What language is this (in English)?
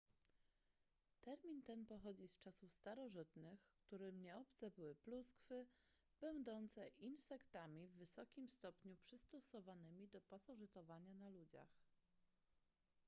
Polish